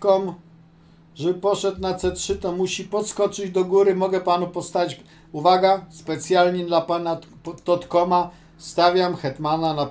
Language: Polish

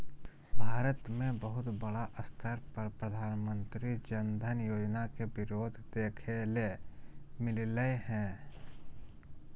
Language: Magahi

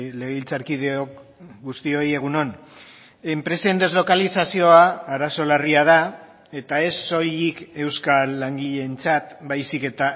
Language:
Basque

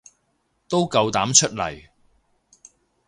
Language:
Cantonese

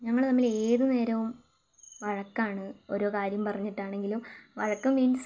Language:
Malayalam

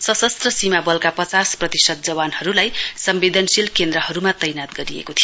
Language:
Nepali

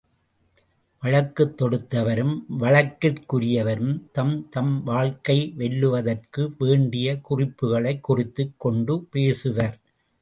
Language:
Tamil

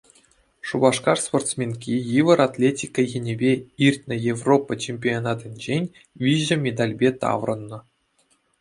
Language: Chuvash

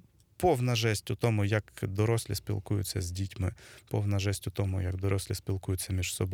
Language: Ukrainian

